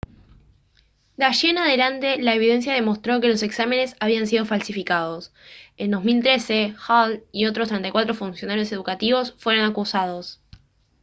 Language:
Spanish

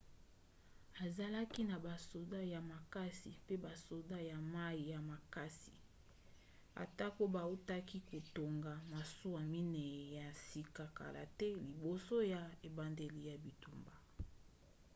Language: Lingala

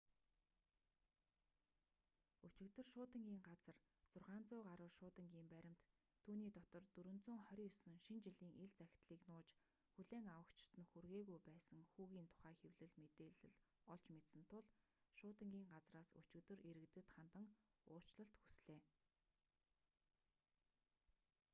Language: Mongolian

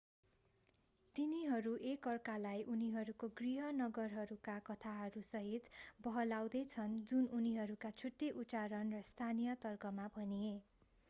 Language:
Nepali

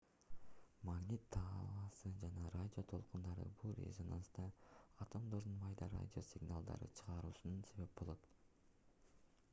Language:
Kyrgyz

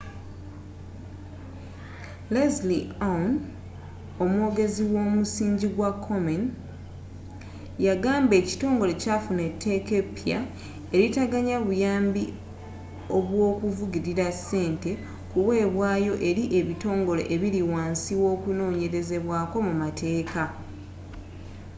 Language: Ganda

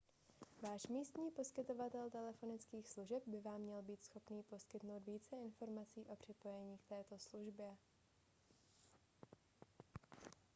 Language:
Czech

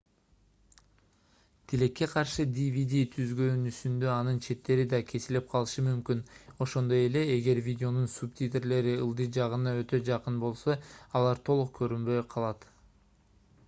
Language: Kyrgyz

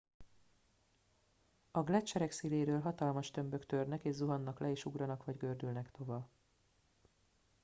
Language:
Hungarian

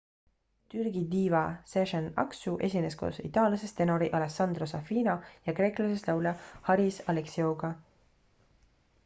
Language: Estonian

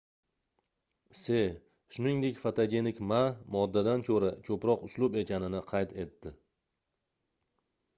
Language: Uzbek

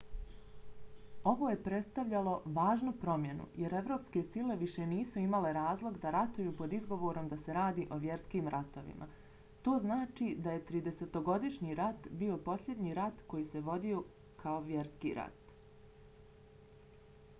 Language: Bosnian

